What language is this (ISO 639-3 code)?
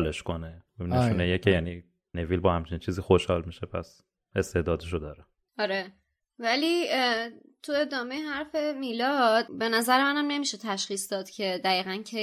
fas